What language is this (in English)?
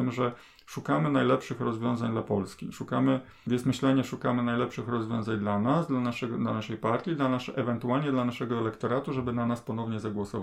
Polish